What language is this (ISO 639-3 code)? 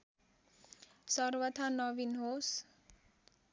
nep